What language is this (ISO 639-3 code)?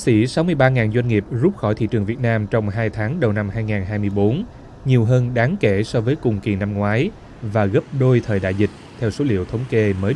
vie